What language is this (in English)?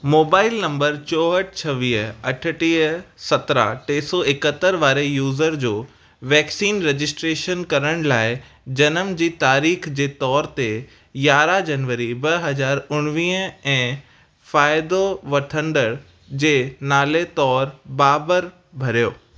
Sindhi